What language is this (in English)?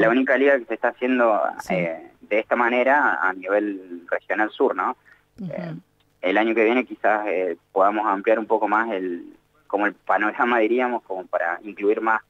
Spanish